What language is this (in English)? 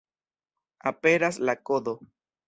Esperanto